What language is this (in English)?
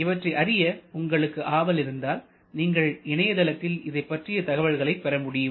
Tamil